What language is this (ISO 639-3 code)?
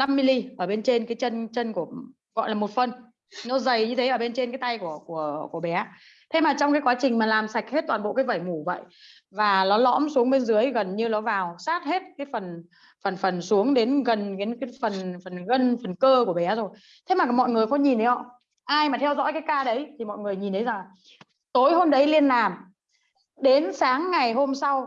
vie